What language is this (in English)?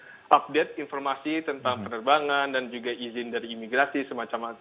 Indonesian